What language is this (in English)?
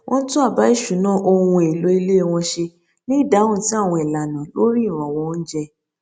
Yoruba